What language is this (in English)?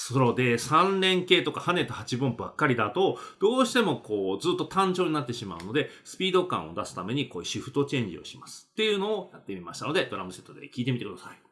Japanese